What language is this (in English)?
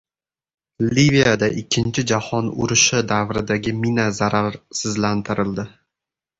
Uzbek